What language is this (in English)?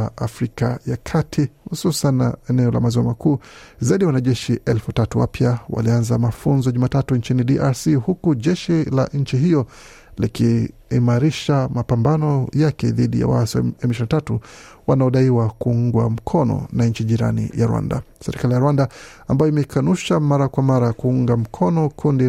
Swahili